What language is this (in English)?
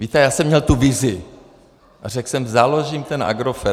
Czech